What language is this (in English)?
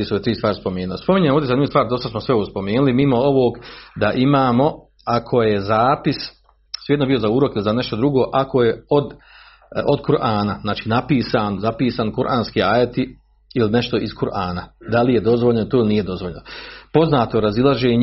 Croatian